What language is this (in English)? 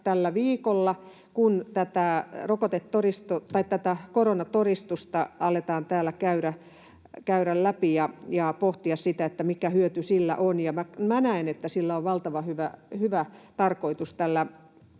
Finnish